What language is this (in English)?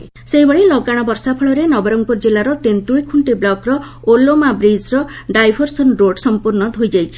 Odia